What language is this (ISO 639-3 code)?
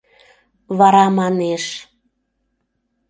chm